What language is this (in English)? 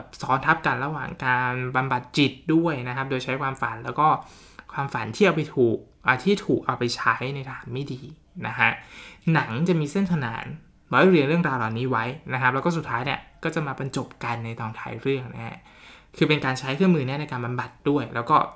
Thai